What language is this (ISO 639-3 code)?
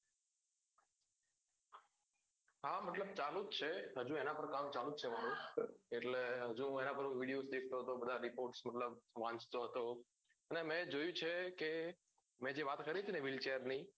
guj